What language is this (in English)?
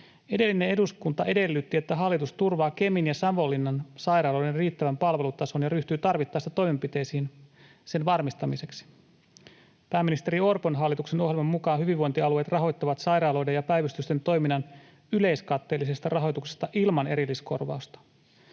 Finnish